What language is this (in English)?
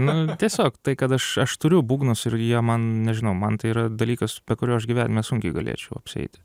Lithuanian